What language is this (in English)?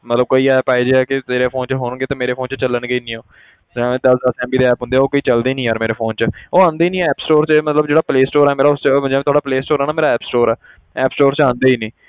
Punjabi